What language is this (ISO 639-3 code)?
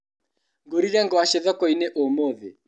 kik